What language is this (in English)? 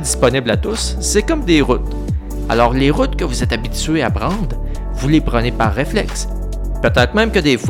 French